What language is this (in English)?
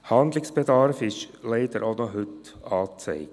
Swiss German